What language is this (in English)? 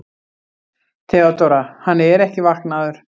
Icelandic